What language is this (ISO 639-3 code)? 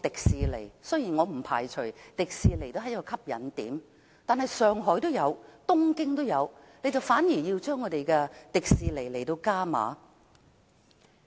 yue